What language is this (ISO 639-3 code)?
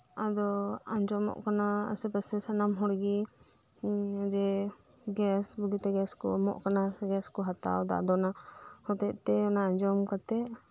sat